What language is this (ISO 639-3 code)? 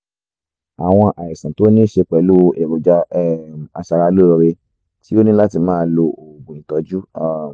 yor